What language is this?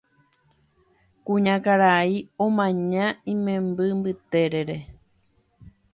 Guarani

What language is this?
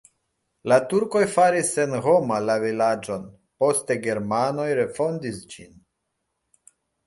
Esperanto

